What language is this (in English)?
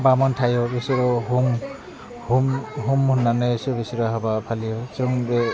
Bodo